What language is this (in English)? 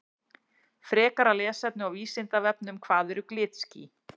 Icelandic